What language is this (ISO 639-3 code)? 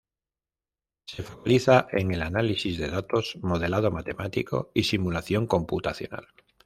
spa